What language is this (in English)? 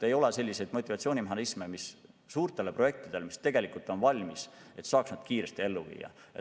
Estonian